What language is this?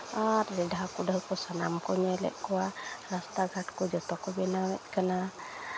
Santali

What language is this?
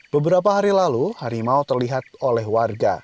Indonesian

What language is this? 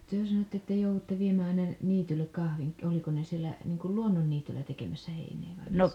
Finnish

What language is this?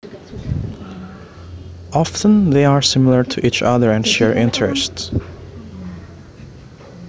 Javanese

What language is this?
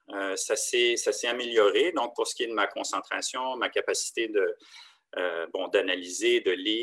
French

